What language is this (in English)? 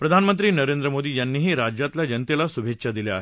Marathi